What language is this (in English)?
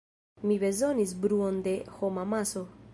Esperanto